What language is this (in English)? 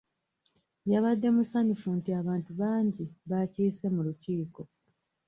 Ganda